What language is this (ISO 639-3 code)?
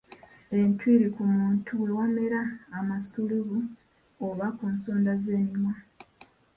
lug